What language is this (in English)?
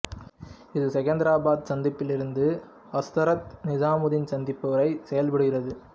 Tamil